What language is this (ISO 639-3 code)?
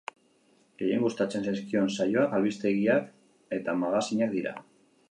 eus